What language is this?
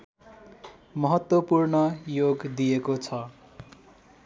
Nepali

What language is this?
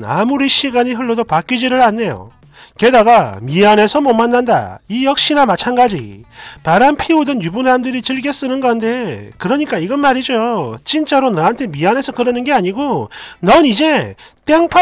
Korean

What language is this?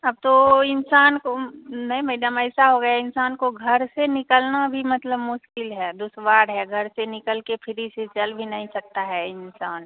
Hindi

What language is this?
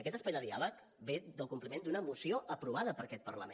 Catalan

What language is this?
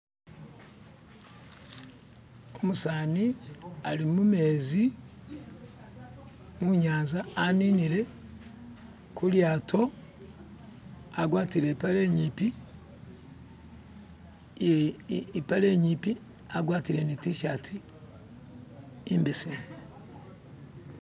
Masaaba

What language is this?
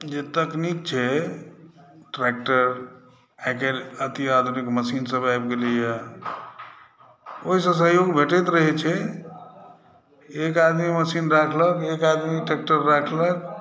Maithili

